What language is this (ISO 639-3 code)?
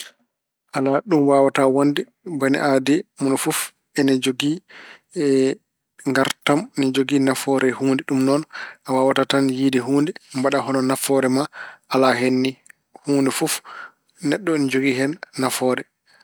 ful